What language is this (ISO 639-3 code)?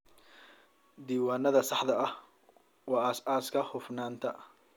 som